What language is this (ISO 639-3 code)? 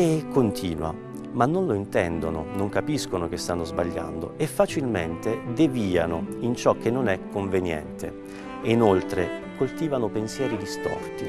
ita